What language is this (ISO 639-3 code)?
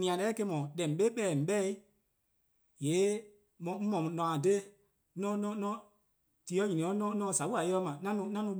kqo